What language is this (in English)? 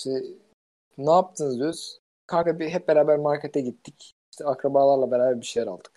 Turkish